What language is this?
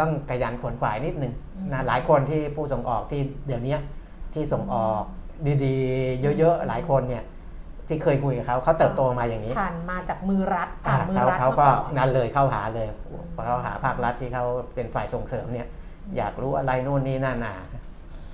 Thai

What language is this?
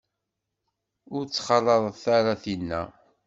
Kabyle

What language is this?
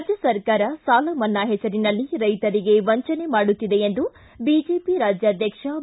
Kannada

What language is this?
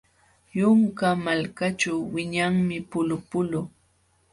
Jauja Wanca Quechua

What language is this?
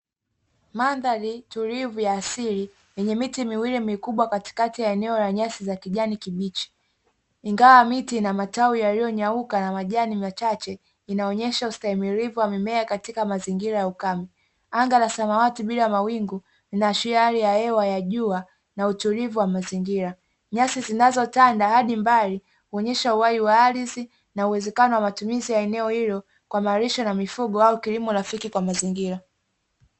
Swahili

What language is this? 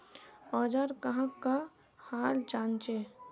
Magahi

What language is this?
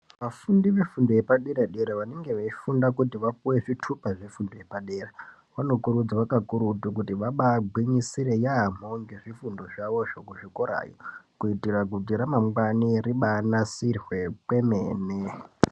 Ndau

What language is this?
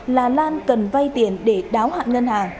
Vietnamese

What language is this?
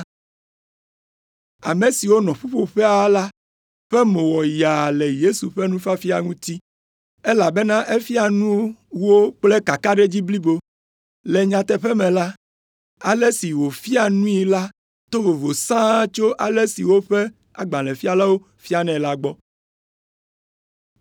Ewe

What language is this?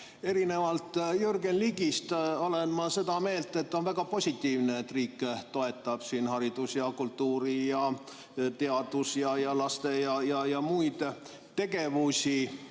Estonian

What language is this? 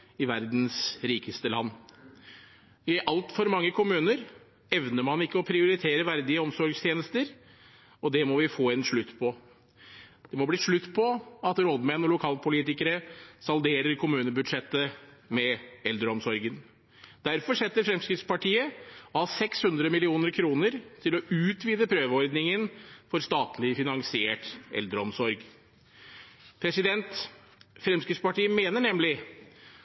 Norwegian Bokmål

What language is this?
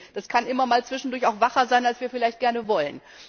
German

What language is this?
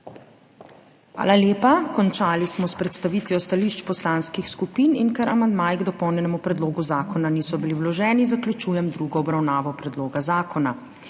Slovenian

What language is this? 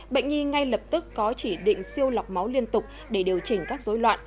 Vietnamese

